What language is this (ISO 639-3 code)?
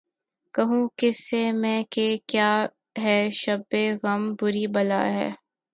urd